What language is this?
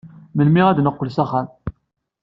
Kabyle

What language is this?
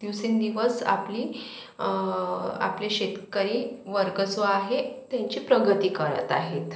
Marathi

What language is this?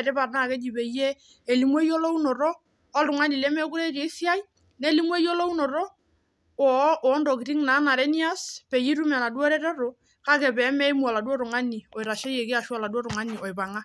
Masai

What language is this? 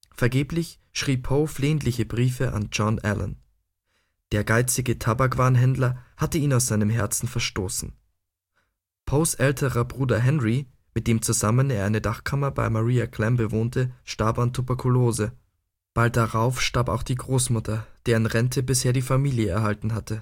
German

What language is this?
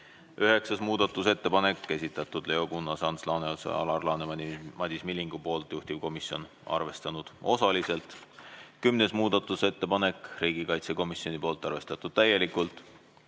Estonian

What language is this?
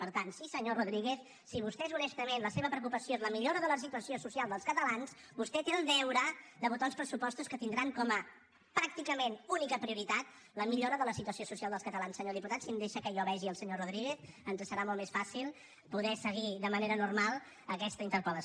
Catalan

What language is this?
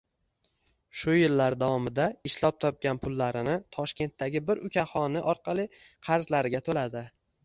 Uzbek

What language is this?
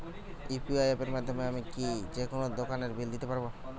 Bangla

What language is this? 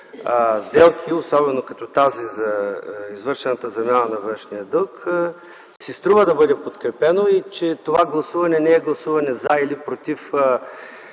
Bulgarian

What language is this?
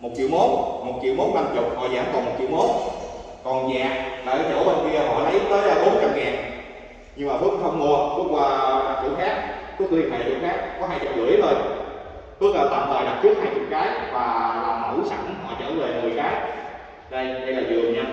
Vietnamese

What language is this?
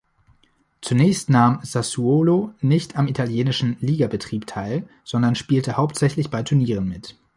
German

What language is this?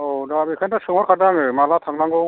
Bodo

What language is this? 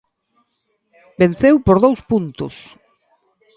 Galician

